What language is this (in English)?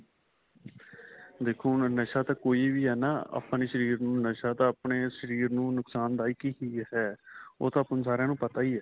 Punjabi